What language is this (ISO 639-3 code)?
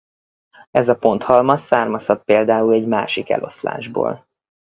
hun